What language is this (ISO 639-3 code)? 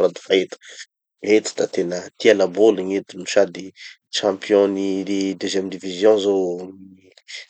txy